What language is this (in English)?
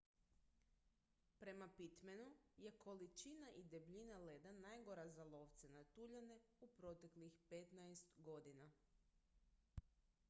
Croatian